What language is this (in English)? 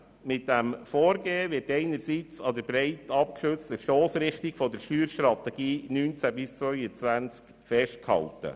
Swiss German